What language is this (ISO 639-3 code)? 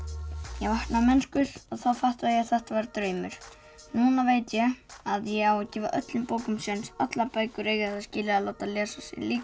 isl